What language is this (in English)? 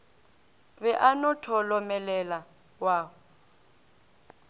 Northern Sotho